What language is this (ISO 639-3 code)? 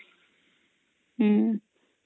ori